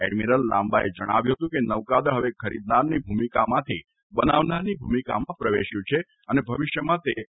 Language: Gujarati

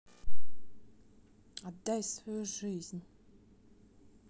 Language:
Russian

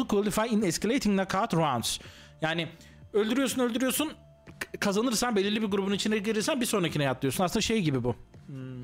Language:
Turkish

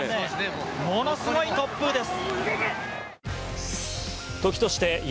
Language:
Japanese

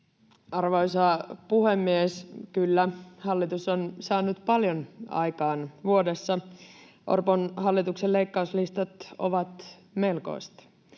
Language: Finnish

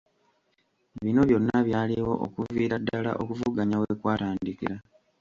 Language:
Ganda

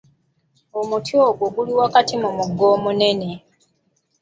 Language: Ganda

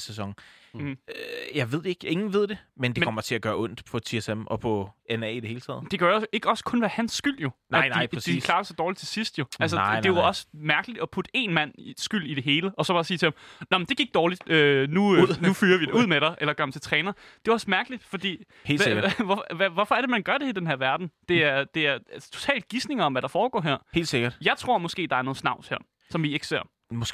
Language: Danish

